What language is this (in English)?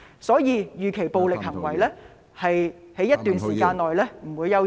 Cantonese